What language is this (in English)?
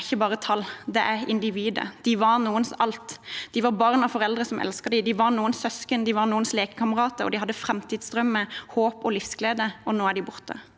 Norwegian